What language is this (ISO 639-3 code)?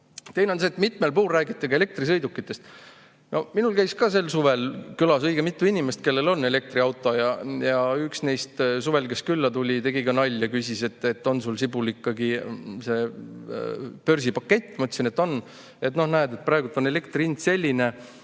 est